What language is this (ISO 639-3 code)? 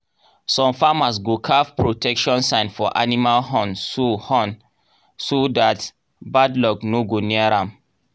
pcm